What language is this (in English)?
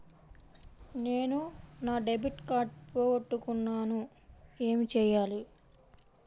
Telugu